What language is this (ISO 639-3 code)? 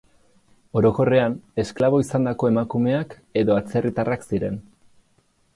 eus